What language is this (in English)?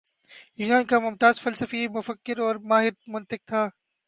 Urdu